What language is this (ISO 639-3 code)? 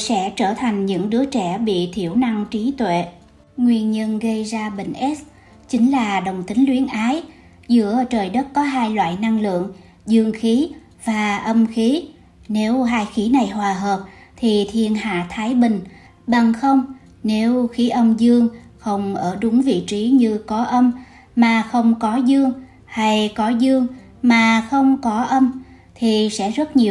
vie